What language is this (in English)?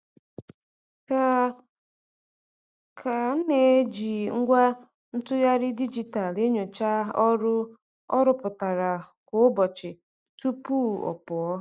Igbo